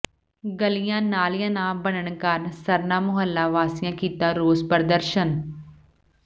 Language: Punjabi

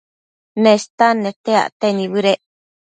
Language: Matsés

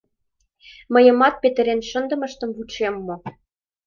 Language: Mari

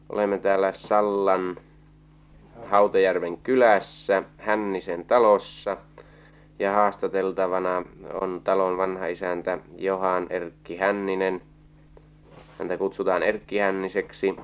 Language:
Finnish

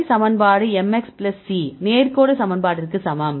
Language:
Tamil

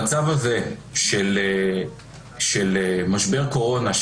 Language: Hebrew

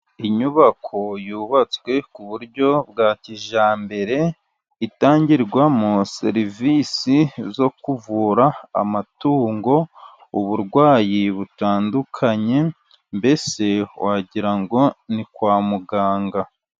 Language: Kinyarwanda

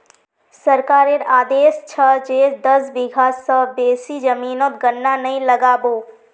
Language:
Magahi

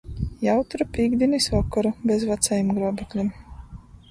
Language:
Latgalian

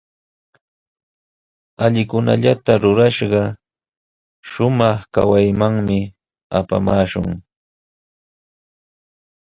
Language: Sihuas Ancash Quechua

